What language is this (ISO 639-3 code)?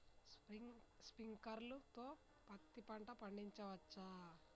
tel